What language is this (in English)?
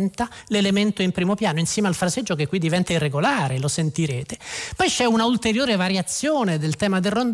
Italian